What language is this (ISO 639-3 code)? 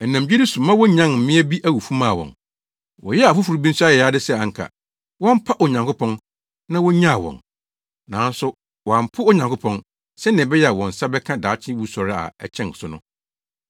aka